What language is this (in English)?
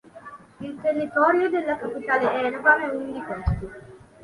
Italian